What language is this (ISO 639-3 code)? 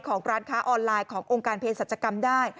tha